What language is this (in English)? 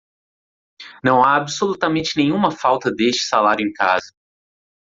Portuguese